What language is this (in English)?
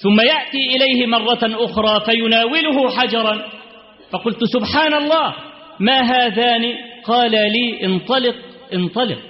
Arabic